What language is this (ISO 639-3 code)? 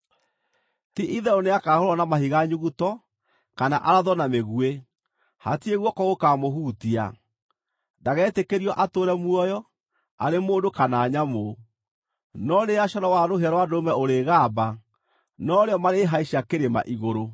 kik